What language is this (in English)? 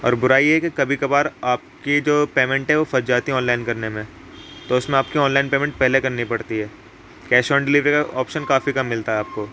Urdu